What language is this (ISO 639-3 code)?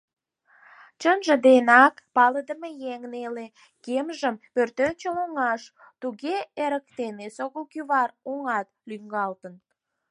chm